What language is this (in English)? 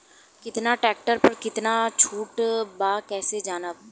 Bhojpuri